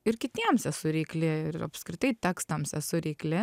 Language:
Lithuanian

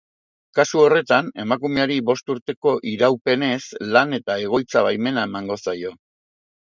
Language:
Basque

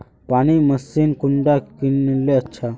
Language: Magahi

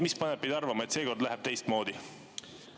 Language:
Estonian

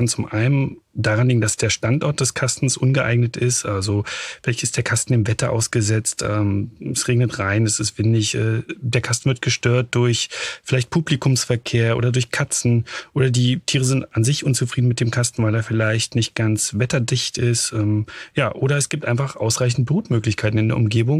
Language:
German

